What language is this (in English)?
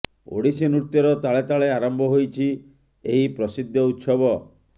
Odia